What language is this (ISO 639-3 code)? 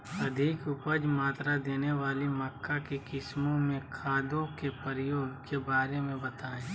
mag